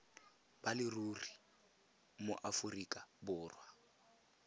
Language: Tswana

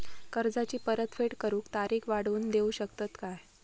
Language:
Marathi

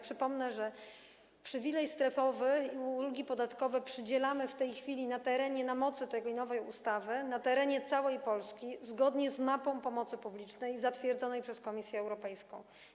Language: Polish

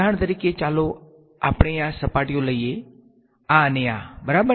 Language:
Gujarati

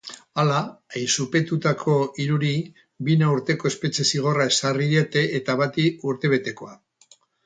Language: Basque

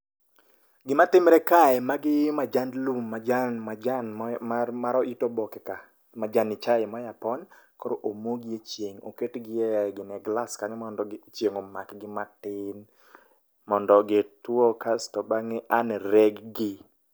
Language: Luo (Kenya and Tanzania)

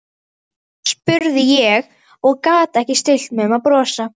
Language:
Icelandic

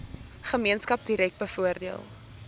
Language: Afrikaans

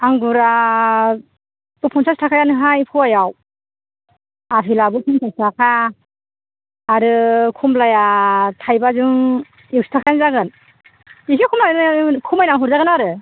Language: Bodo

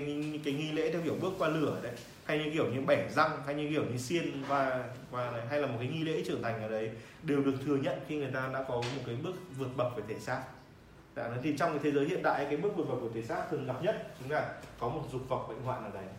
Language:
Vietnamese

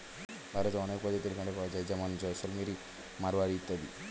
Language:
Bangla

